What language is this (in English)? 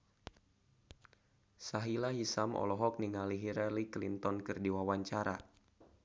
Sundanese